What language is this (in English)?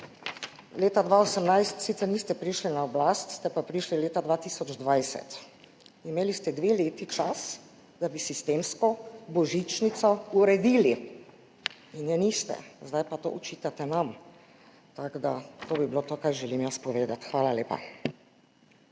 Slovenian